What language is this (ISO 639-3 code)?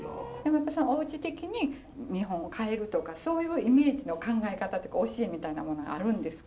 jpn